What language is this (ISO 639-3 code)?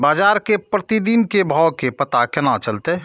mai